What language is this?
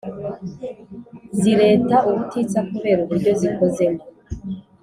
Kinyarwanda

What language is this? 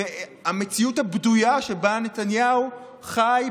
Hebrew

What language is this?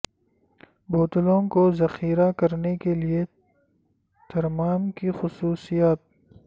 Urdu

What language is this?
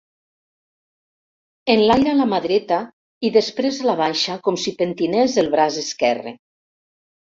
Catalan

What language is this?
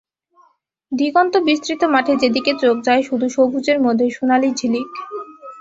Bangla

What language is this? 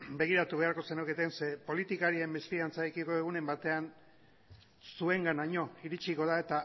Basque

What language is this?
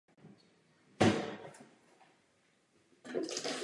Czech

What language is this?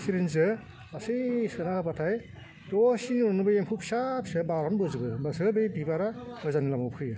Bodo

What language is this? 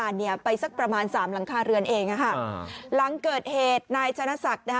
Thai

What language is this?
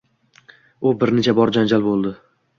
Uzbek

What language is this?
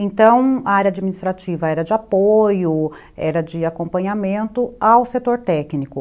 Portuguese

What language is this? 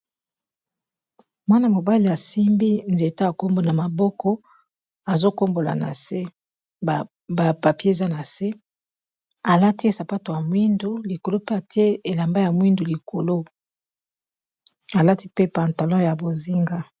Lingala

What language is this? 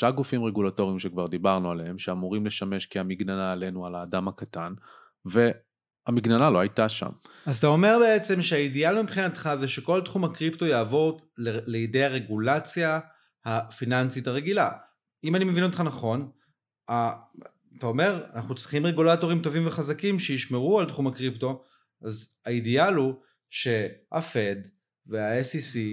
Hebrew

